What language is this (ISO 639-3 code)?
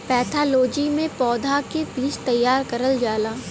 bho